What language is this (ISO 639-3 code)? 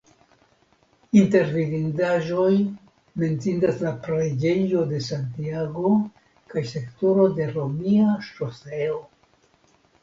epo